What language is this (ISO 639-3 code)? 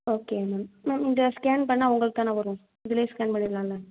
tam